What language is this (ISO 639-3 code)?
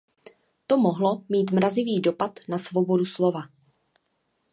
ces